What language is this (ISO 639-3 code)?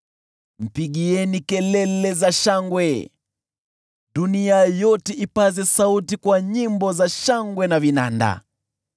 swa